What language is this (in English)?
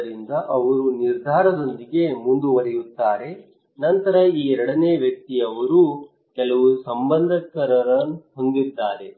Kannada